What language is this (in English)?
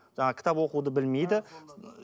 Kazakh